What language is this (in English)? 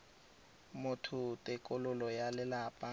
Tswana